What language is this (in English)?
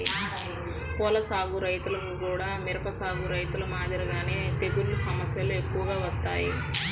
Telugu